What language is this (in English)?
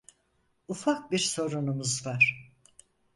Turkish